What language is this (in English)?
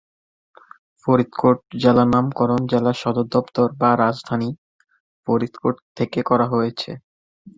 Bangla